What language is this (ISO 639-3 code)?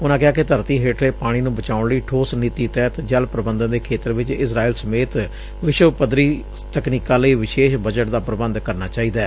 pan